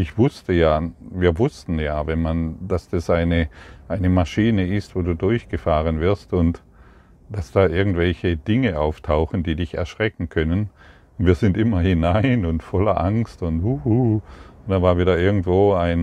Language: German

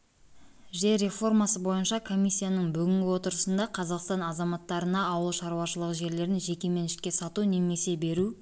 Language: Kazakh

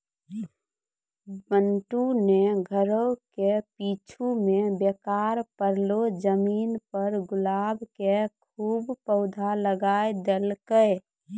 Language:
Maithili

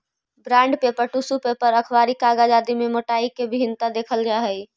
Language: Magahi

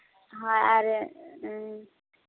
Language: Santali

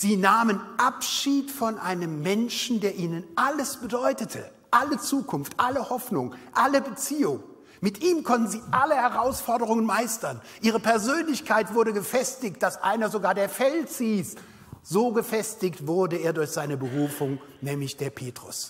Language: German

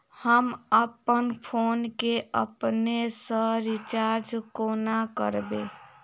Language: Maithili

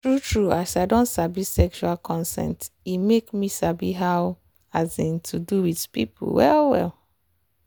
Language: Nigerian Pidgin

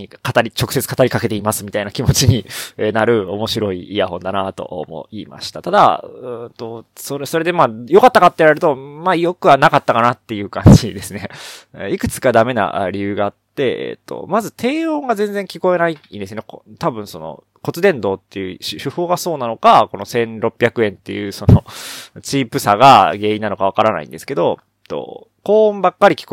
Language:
Japanese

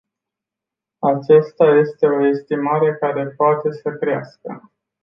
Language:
Romanian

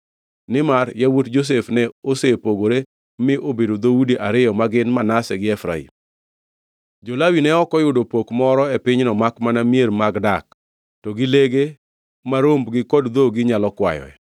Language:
Luo (Kenya and Tanzania)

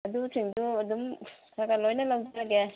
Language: Manipuri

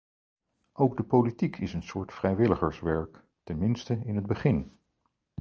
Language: Dutch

